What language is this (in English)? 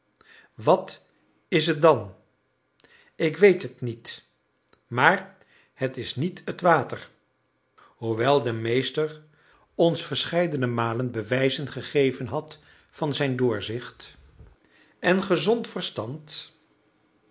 Dutch